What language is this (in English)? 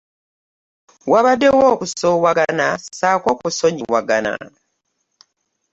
Ganda